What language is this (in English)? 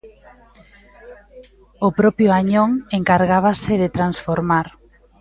Galician